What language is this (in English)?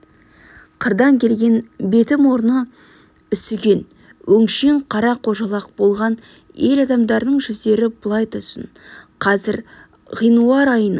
Kazakh